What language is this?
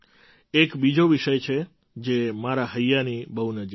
Gujarati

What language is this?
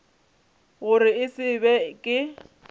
Northern Sotho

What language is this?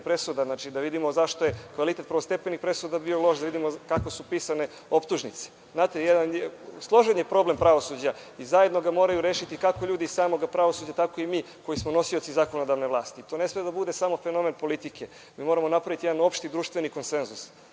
Serbian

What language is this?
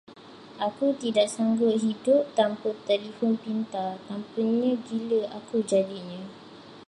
Malay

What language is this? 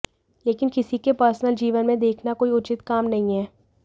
Hindi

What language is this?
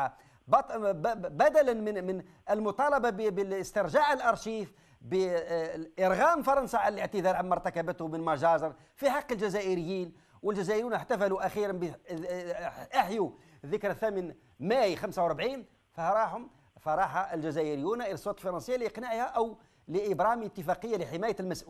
Arabic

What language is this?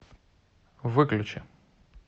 Russian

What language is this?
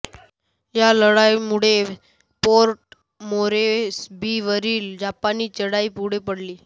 Marathi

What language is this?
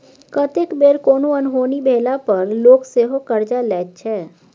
Maithili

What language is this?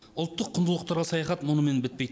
Kazakh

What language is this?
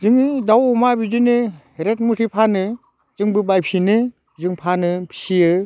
Bodo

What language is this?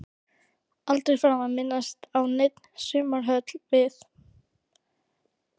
Icelandic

